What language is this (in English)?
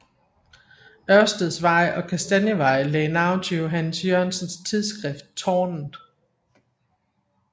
Danish